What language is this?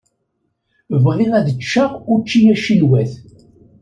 Kabyle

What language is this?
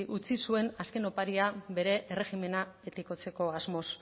Basque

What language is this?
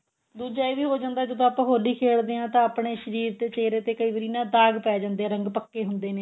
Punjabi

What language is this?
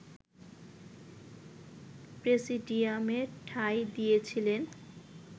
Bangla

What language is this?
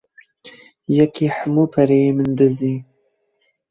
Kurdish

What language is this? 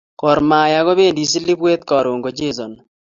Kalenjin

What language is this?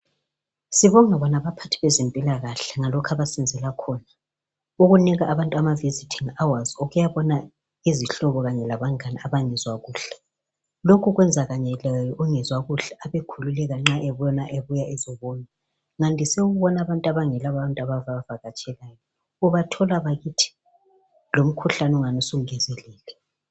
North Ndebele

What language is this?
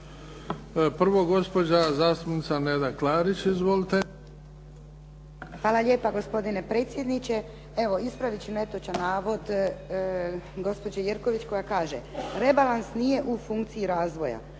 Croatian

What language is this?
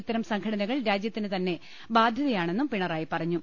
Malayalam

